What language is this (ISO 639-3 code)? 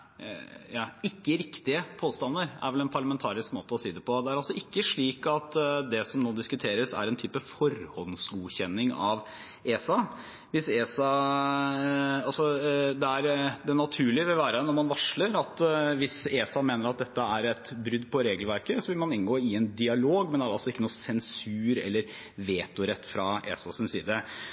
nob